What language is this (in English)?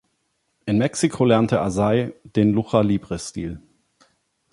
German